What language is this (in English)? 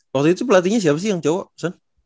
Indonesian